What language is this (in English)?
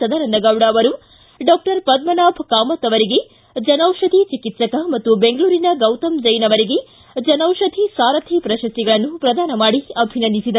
Kannada